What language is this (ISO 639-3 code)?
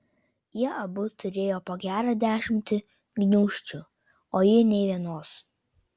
lit